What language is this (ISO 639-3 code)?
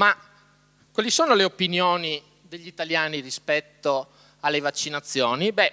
ita